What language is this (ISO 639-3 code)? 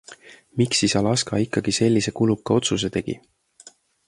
est